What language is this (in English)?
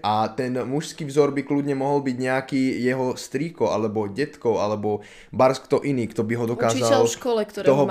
Slovak